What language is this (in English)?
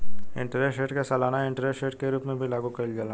Bhojpuri